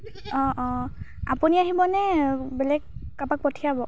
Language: Assamese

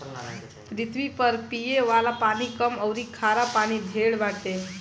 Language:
Bhojpuri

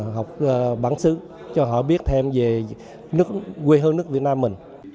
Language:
Vietnamese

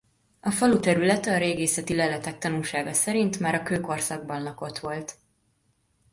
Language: Hungarian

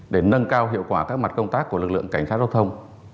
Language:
Vietnamese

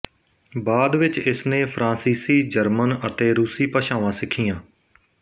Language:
Punjabi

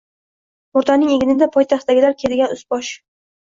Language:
Uzbek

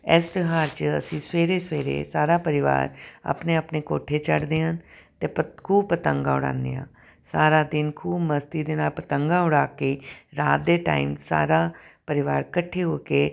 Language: Punjabi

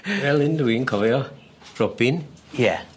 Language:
Welsh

